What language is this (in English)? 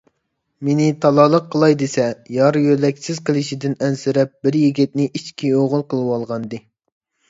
Uyghur